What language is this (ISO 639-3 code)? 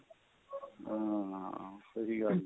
pan